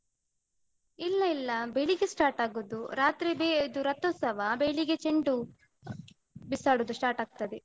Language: Kannada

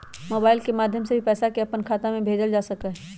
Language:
Magahi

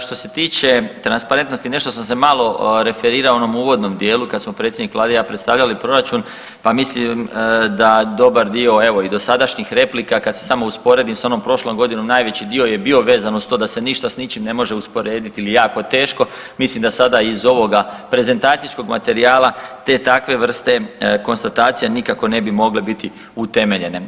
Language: Croatian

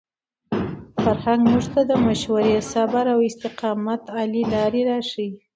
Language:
Pashto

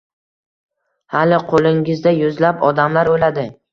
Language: Uzbek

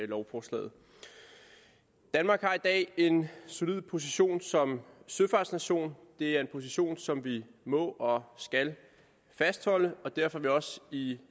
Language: Danish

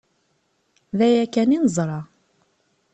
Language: Kabyle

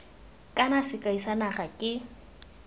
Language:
Tswana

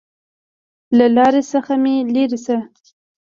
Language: Pashto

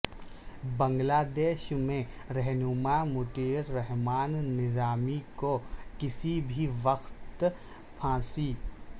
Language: Urdu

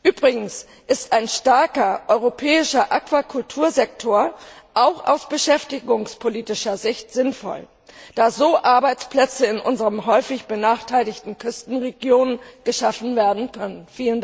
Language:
German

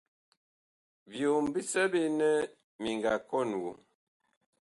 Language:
Bakoko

